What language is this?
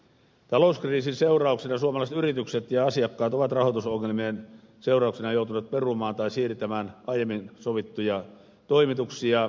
Finnish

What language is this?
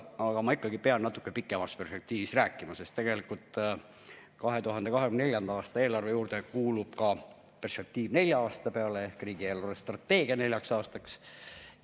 Estonian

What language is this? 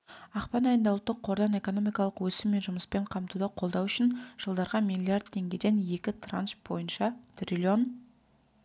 Kazakh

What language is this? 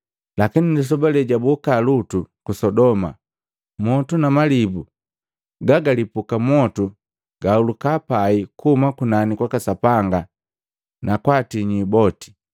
Matengo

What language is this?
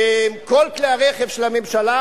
Hebrew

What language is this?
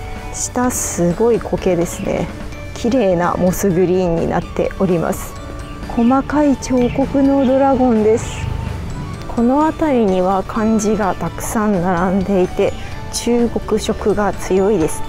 Japanese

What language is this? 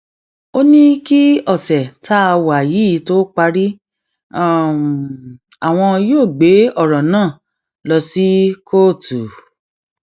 Yoruba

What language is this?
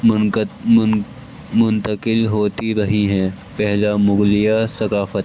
Urdu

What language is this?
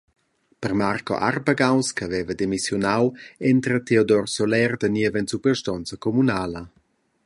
Romansh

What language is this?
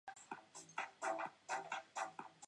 Chinese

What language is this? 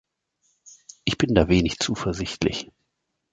German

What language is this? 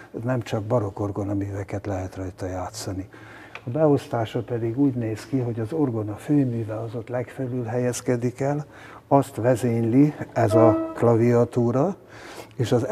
Hungarian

